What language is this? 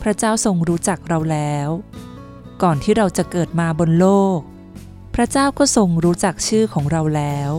Thai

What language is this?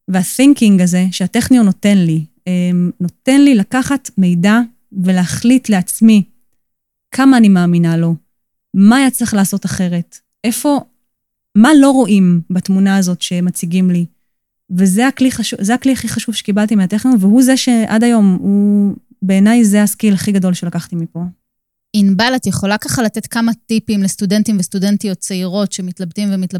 Hebrew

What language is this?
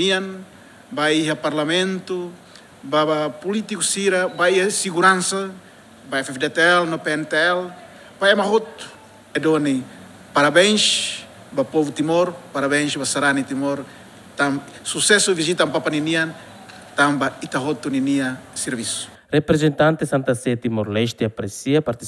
Portuguese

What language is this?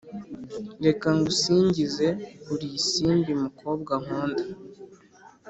Kinyarwanda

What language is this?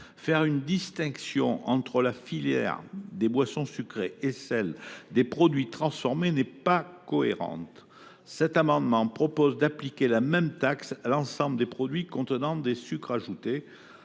French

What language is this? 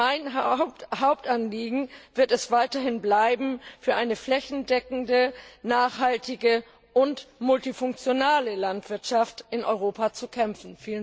German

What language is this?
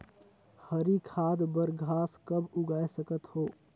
Chhattisgarhi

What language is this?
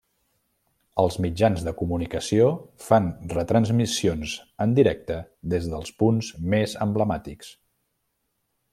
Catalan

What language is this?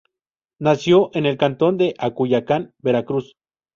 Spanish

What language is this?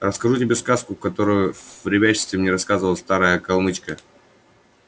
Russian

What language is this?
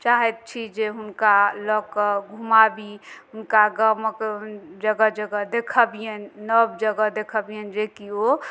Maithili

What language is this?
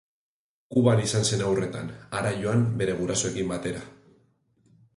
Basque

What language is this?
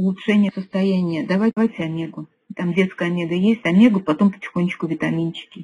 Russian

